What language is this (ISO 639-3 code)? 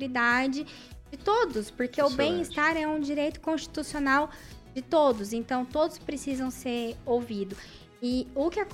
por